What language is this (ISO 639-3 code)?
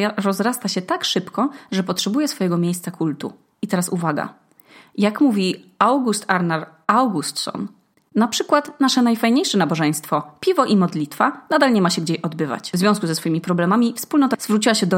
pol